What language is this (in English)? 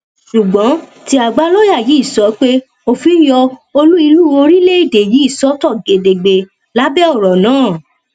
Yoruba